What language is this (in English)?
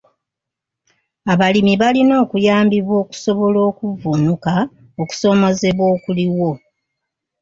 Ganda